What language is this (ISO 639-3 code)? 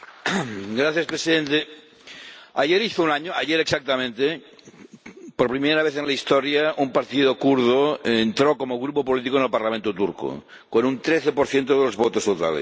spa